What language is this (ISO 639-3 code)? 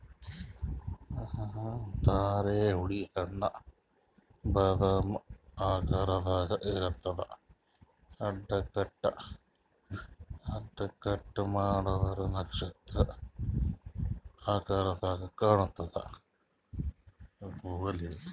kan